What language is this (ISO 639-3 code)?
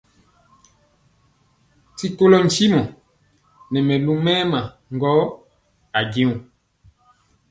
mcx